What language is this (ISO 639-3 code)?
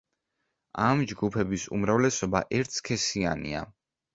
kat